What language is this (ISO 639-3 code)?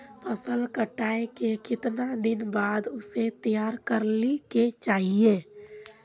mag